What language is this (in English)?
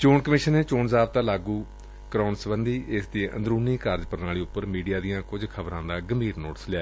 Punjabi